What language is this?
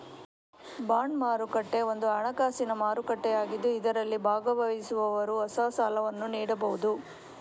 Kannada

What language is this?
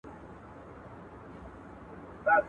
Pashto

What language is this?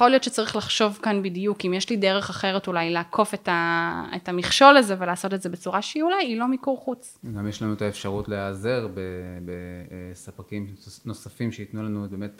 Hebrew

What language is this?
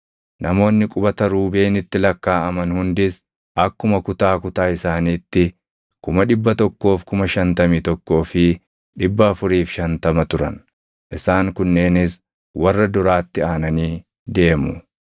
Oromo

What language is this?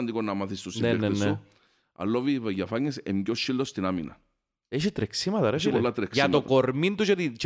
Greek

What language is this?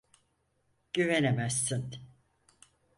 Turkish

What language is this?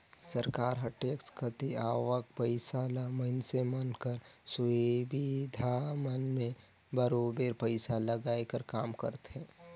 Chhattisgarhi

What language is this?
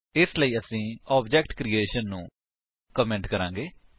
Punjabi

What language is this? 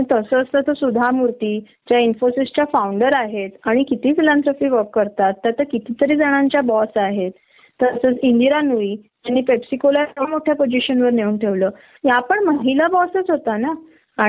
Marathi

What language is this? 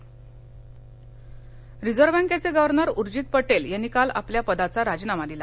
Marathi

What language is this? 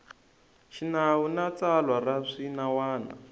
Tsonga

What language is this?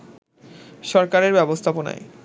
Bangla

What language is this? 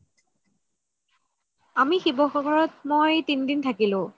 Assamese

